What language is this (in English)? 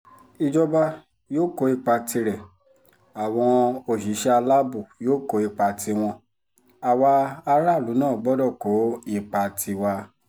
Yoruba